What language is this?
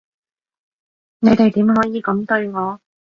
Cantonese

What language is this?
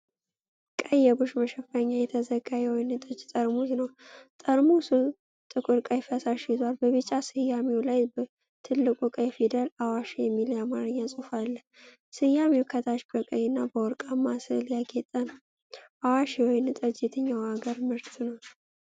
Amharic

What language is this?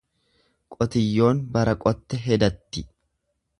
Oromo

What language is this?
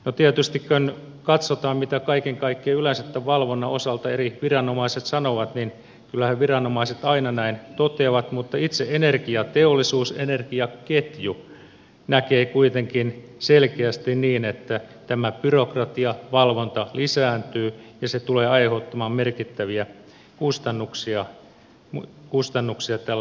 Finnish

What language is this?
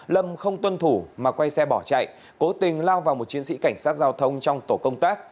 Vietnamese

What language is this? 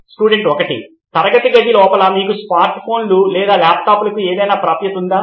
Telugu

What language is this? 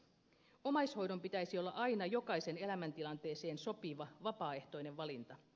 Finnish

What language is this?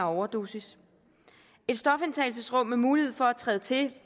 Danish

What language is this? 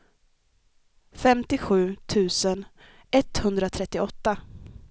Swedish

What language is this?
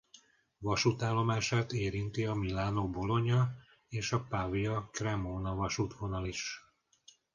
Hungarian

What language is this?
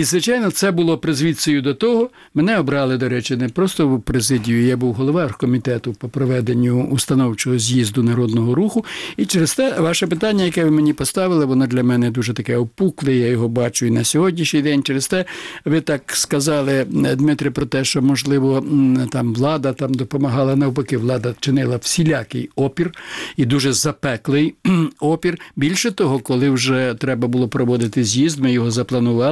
Ukrainian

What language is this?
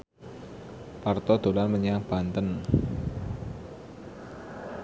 Javanese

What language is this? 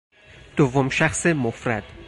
Persian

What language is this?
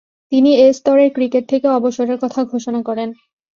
Bangla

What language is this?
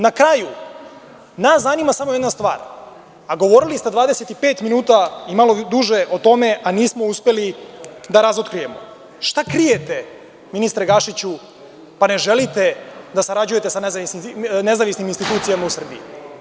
Serbian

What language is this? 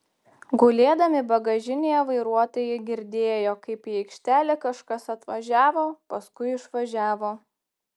Lithuanian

